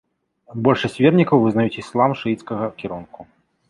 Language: Belarusian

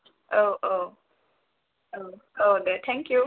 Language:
Bodo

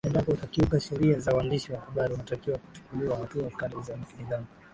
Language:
Swahili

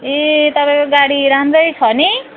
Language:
Nepali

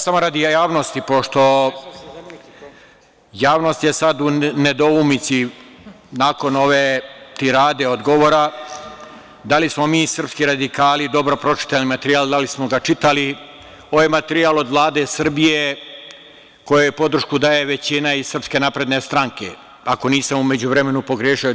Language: Serbian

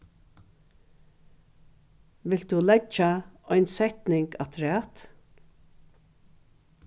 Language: Faroese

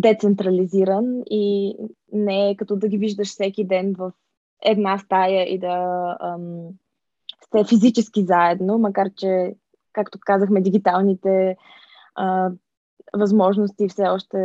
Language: Bulgarian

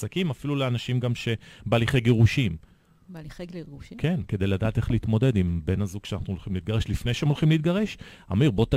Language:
Hebrew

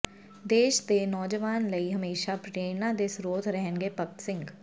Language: Punjabi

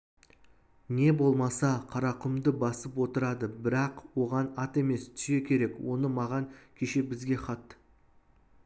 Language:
Kazakh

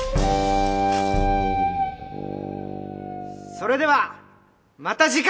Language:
Japanese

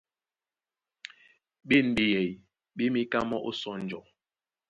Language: Duala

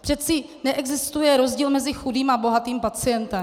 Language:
Czech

